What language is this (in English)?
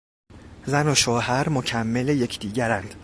Persian